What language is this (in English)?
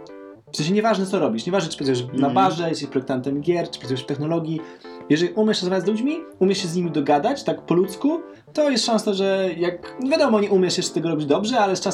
Polish